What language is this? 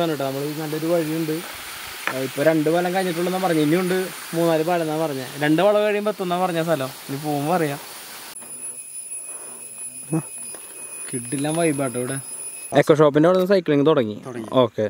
Indonesian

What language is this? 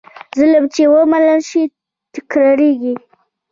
Pashto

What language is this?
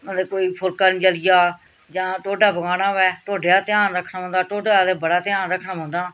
Dogri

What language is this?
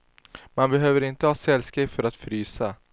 Swedish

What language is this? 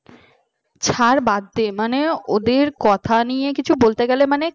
Bangla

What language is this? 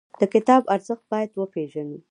Pashto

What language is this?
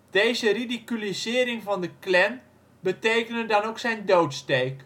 Dutch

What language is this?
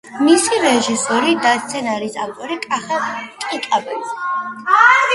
Georgian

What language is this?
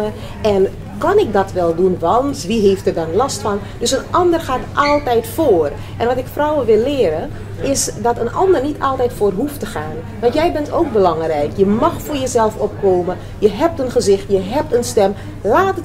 Dutch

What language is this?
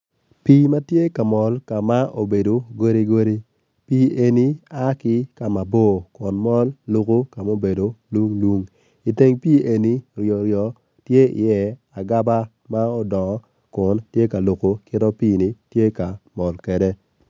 Acoli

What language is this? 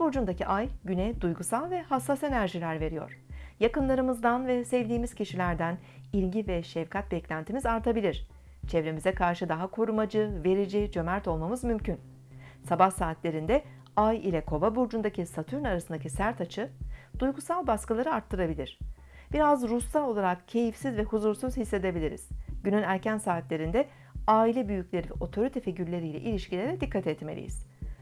Turkish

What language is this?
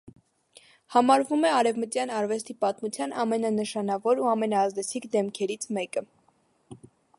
Armenian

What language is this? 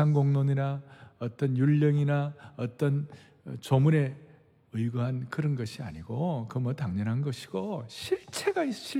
Korean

